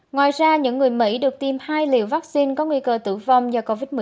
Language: Vietnamese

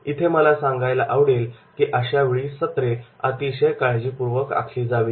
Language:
Marathi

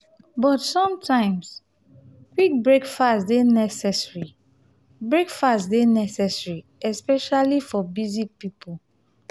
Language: Nigerian Pidgin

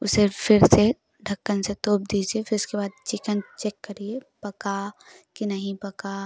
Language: Hindi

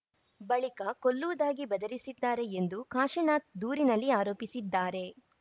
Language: Kannada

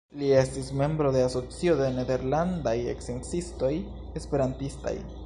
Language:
Esperanto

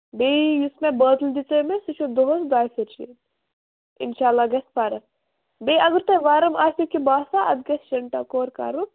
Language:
Kashmiri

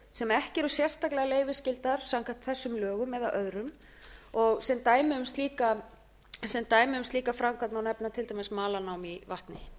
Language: Icelandic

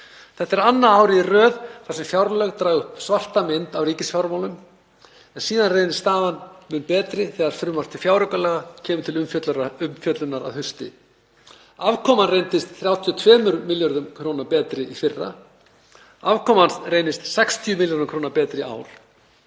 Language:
Icelandic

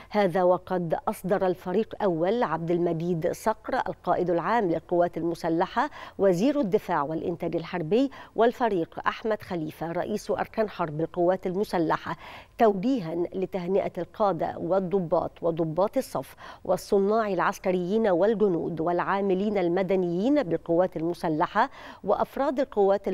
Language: Arabic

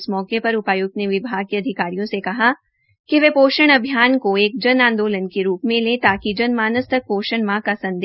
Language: Hindi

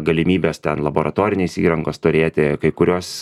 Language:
Lithuanian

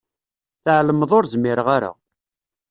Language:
Kabyle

